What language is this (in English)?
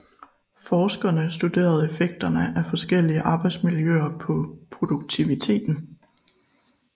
Danish